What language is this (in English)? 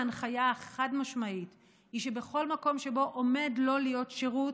Hebrew